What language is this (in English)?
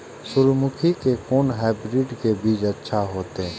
Maithili